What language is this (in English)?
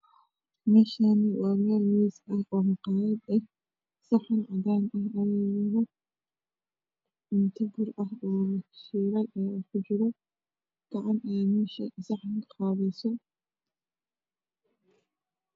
Somali